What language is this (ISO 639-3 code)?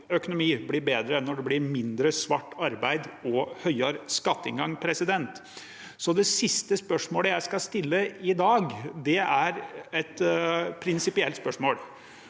nor